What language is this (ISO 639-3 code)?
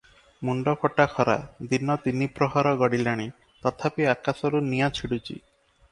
ori